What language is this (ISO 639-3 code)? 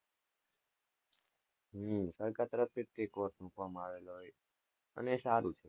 guj